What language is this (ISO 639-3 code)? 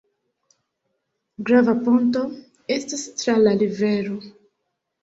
epo